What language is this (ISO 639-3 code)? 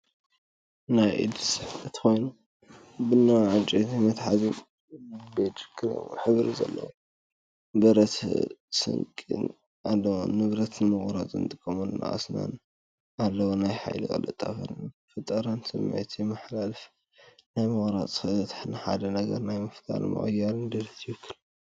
tir